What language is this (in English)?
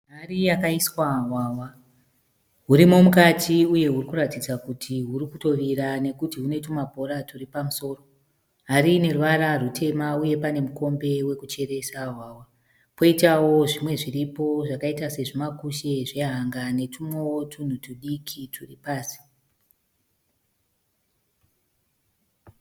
Shona